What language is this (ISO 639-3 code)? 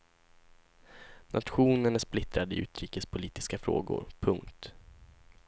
swe